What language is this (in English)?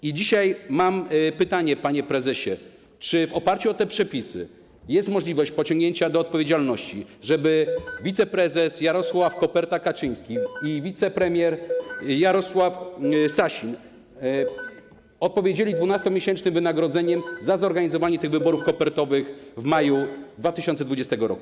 Polish